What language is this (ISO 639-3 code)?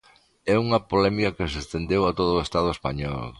glg